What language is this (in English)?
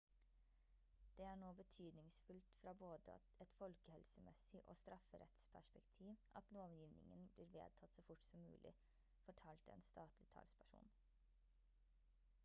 Norwegian Bokmål